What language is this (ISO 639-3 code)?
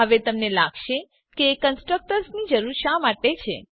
guj